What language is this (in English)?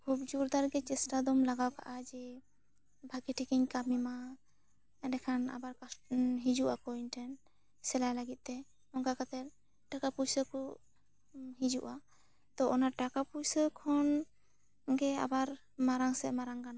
Santali